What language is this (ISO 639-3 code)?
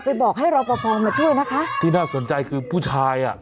tha